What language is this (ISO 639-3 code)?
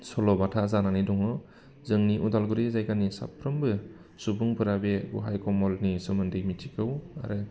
brx